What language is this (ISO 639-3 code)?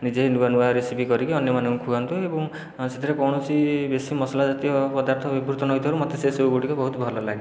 ori